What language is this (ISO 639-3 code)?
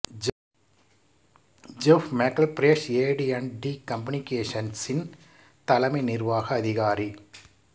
tam